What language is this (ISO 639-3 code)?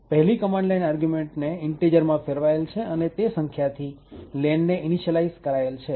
guj